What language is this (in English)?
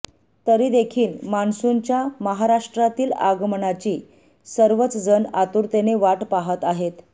Marathi